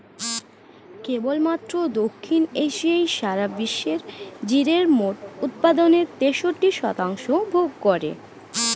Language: Bangla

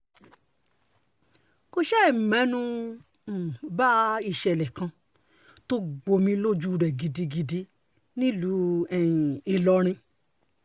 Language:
Yoruba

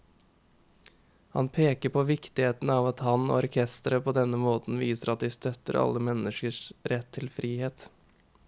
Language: Norwegian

